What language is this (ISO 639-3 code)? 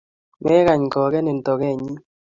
kln